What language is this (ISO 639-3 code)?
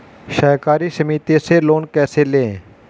hin